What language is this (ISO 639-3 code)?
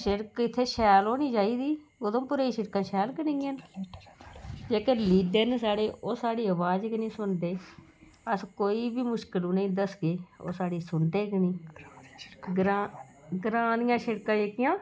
doi